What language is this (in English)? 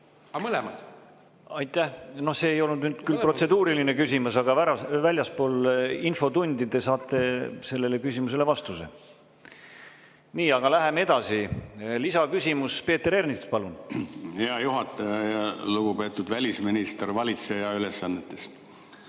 Estonian